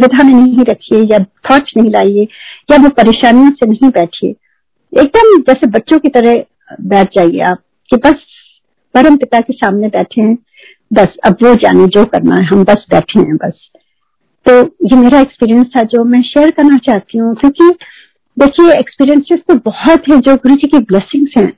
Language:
Hindi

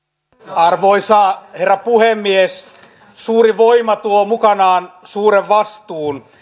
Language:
Finnish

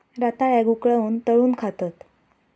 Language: Marathi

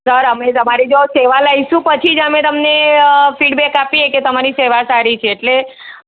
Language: Gujarati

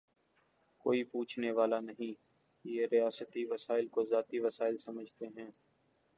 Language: Urdu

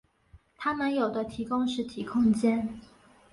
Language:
Chinese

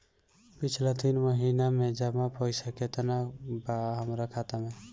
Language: Bhojpuri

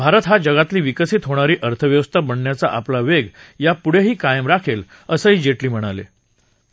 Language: Marathi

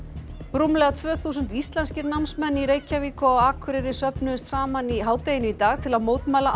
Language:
Icelandic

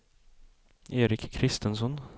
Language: Swedish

